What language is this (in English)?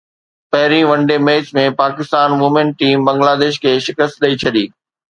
Sindhi